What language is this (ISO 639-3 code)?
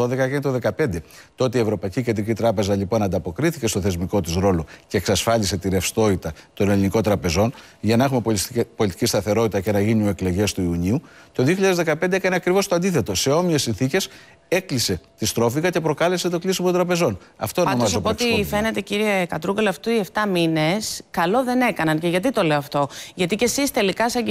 ell